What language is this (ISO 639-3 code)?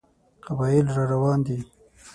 pus